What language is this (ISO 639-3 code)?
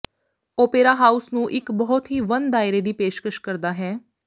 pan